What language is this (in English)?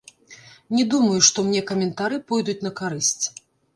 Belarusian